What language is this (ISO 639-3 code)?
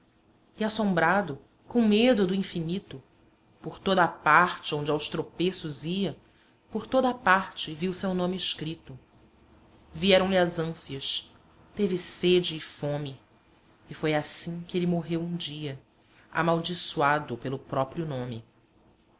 por